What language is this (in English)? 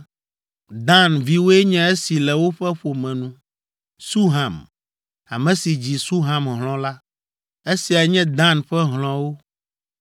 Ewe